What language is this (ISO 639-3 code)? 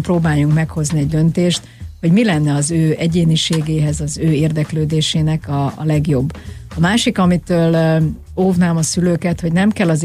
hun